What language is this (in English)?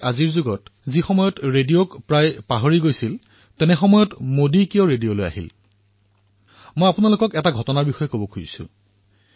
Assamese